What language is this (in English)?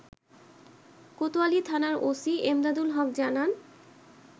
Bangla